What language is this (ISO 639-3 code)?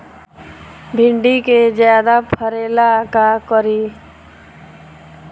bho